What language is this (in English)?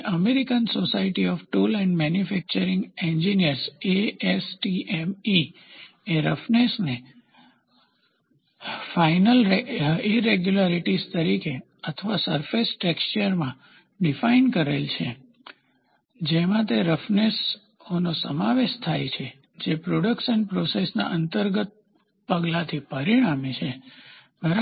Gujarati